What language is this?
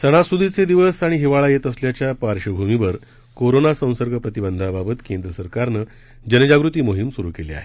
Marathi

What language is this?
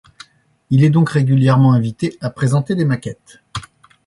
French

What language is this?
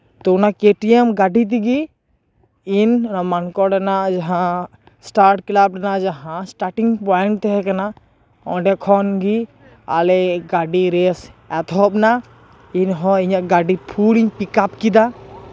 Santali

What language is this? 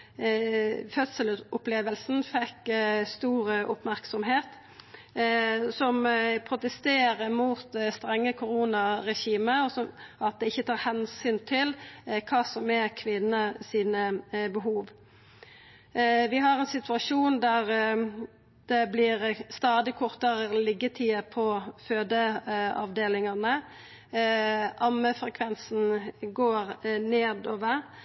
Norwegian Nynorsk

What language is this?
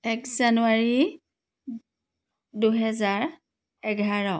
Assamese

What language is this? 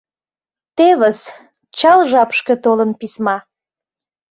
Mari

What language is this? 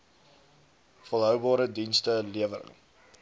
Afrikaans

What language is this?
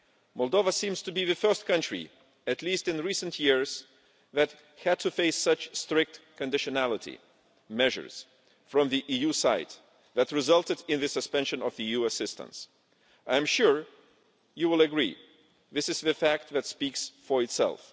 English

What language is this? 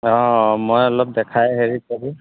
Assamese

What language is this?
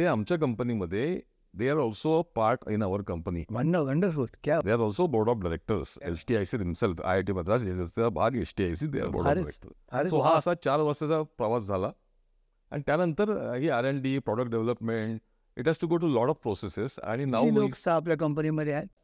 Marathi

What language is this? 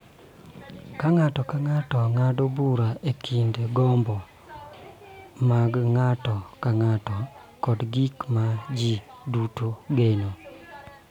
Luo (Kenya and Tanzania)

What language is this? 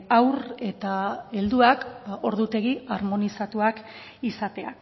Basque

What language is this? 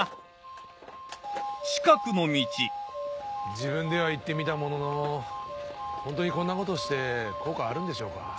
Japanese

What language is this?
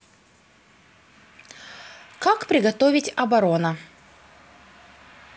Russian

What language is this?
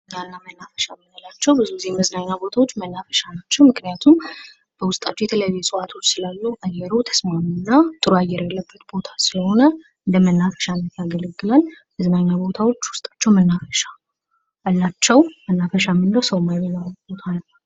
Amharic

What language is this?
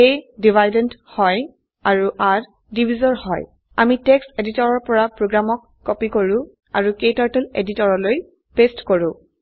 Assamese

